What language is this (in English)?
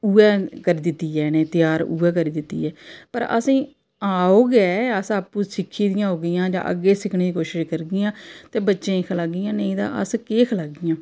Dogri